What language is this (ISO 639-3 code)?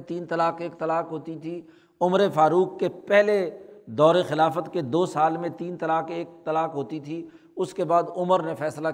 urd